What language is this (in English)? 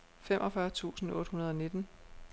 Danish